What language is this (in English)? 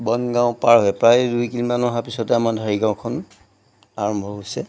Assamese